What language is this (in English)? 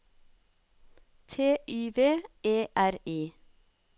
Norwegian